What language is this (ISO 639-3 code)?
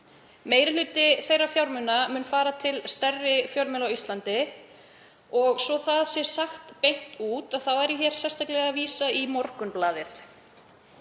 isl